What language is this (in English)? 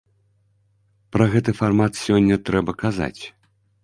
Belarusian